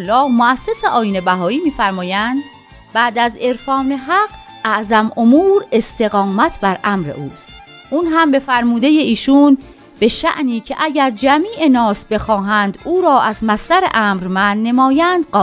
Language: Persian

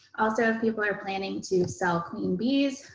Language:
English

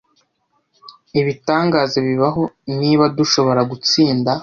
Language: Kinyarwanda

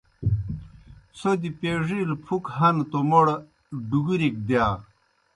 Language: Kohistani Shina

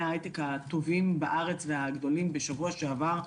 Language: Hebrew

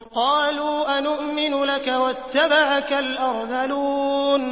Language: Arabic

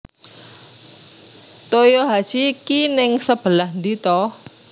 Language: Javanese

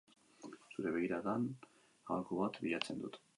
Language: Basque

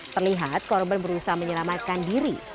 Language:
Indonesian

